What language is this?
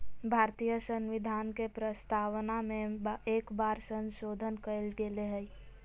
Magahi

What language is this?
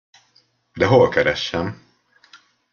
Hungarian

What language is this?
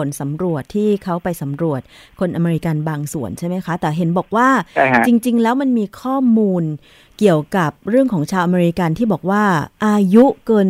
Thai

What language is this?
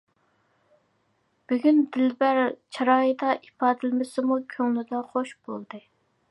Uyghur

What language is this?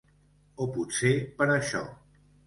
Catalan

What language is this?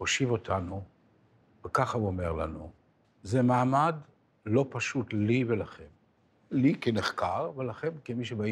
Hebrew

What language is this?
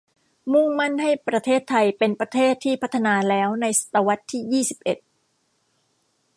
Thai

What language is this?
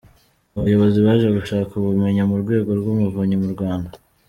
Kinyarwanda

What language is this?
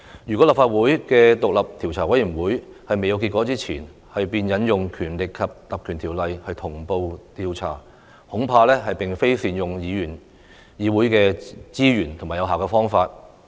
Cantonese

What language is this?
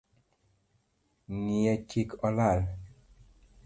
Luo (Kenya and Tanzania)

